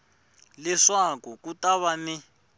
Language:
Tsonga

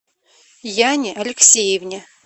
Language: Russian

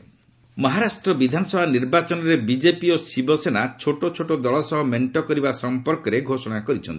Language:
Odia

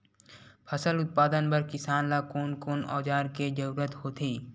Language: Chhattisgarhi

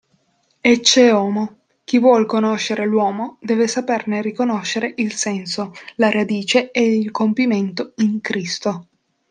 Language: Italian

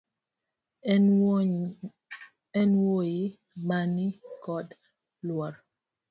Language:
Luo (Kenya and Tanzania)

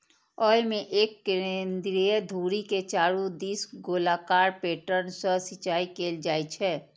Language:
Maithili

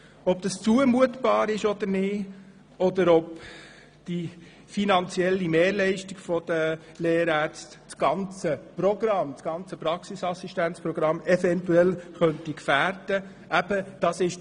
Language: Swiss German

